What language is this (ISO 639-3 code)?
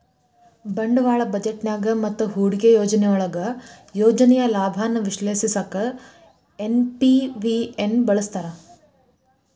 kan